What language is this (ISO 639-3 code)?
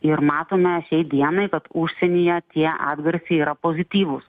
lit